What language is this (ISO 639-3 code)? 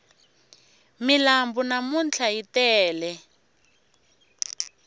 tso